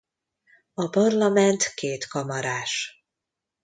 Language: Hungarian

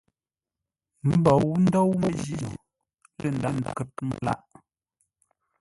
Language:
Ngombale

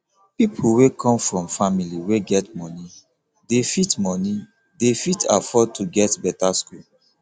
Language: Nigerian Pidgin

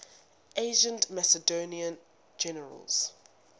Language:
English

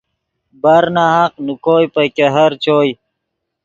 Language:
Yidgha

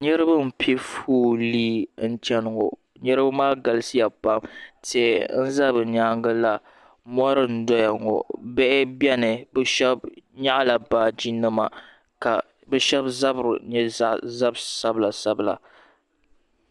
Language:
Dagbani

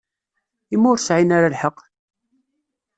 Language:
Kabyle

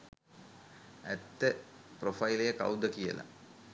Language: Sinhala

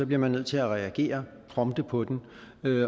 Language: Danish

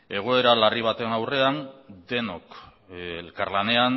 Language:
Basque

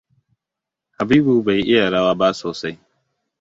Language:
Hausa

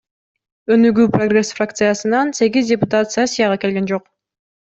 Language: Kyrgyz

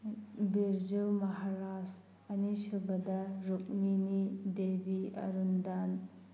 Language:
Manipuri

